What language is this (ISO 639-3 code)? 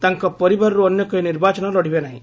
ori